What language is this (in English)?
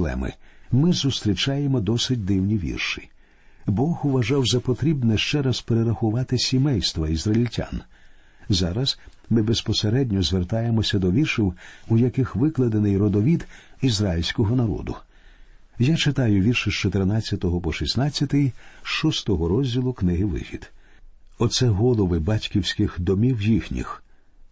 Ukrainian